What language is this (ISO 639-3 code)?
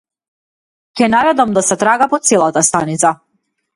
mkd